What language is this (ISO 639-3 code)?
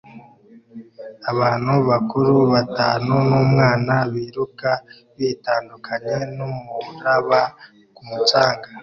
kin